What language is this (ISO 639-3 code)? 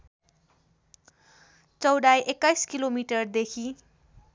nep